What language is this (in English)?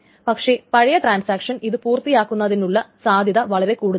Malayalam